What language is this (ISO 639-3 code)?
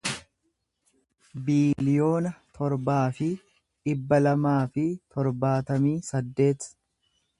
orm